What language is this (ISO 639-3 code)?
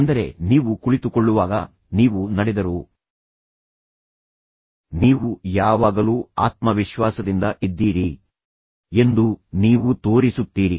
kan